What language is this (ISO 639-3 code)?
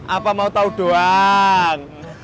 ind